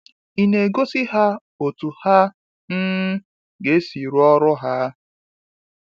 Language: Igbo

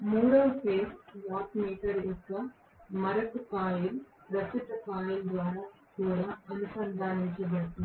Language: Telugu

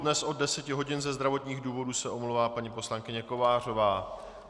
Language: Czech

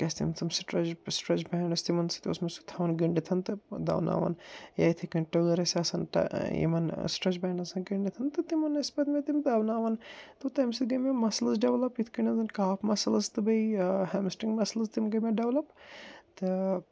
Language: Kashmiri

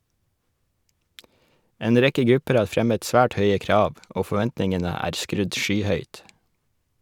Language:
Norwegian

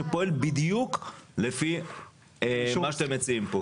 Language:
Hebrew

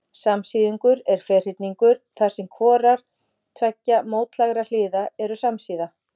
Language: Icelandic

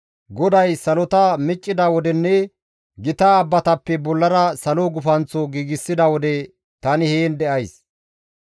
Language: Gamo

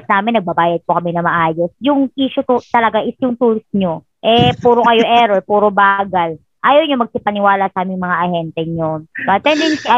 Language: Filipino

